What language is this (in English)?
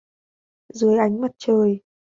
Vietnamese